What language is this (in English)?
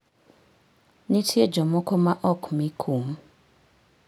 Luo (Kenya and Tanzania)